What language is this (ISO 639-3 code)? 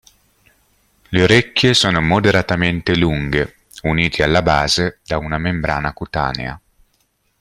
ita